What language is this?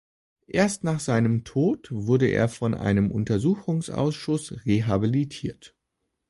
German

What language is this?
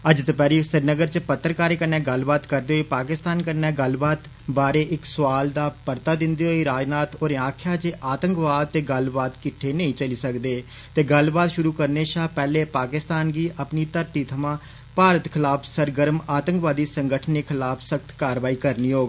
Dogri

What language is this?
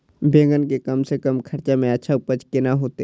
Maithili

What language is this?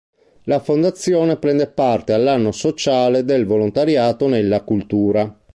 Italian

